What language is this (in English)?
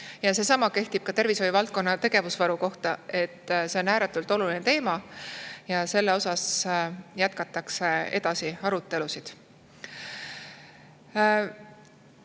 Estonian